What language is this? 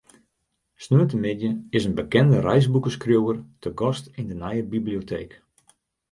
Western Frisian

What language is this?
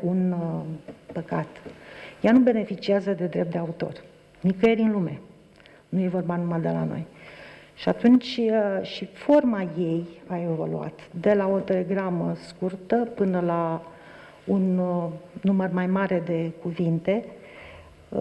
Romanian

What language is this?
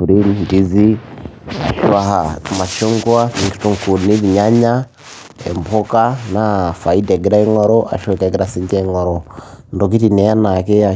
Masai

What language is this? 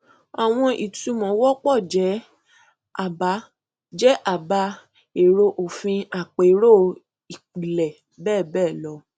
Yoruba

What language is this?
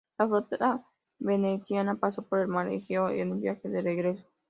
Spanish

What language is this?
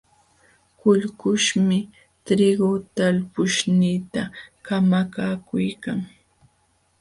Jauja Wanca Quechua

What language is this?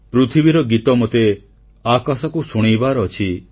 Odia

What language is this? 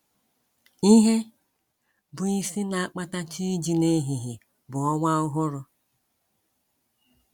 Igbo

